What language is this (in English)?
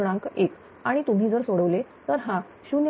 Marathi